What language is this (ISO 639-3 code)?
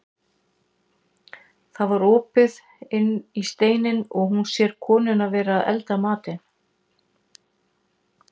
isl